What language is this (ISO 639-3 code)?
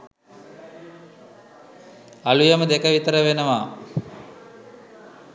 sin